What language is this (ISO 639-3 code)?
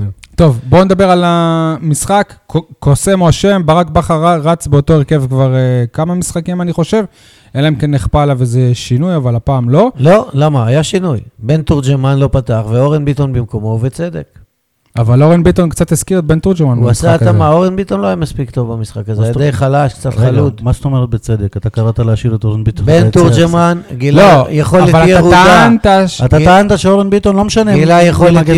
heb